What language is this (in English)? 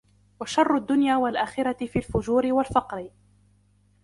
Arabic